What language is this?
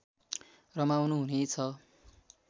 Nepali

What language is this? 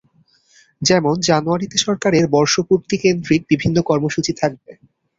Bangla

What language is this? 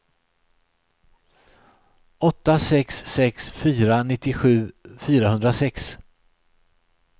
Swedish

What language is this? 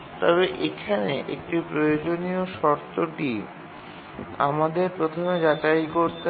Bangla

